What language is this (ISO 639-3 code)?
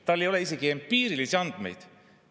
est